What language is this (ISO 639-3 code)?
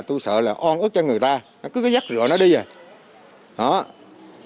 vie